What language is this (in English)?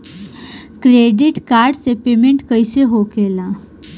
Bhojpuri